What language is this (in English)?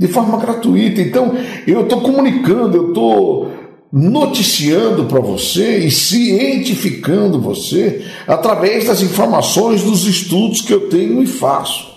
Portuguese